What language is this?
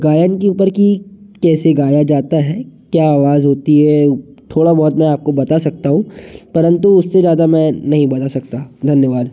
Hindi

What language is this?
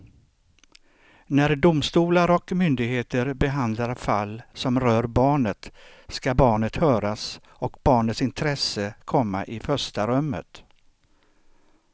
Swedish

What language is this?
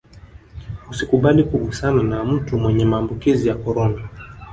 Swahili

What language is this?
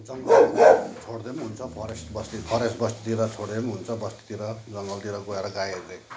Nepali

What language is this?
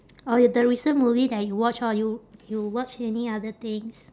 English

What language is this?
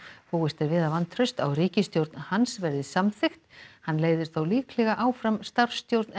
Icelandic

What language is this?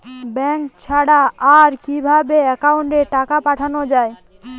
Bangla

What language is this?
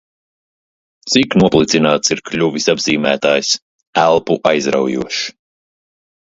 Latvian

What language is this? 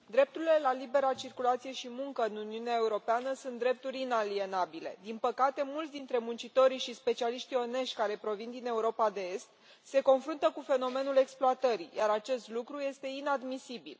Romanian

